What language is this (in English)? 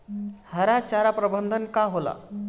Bhojpuri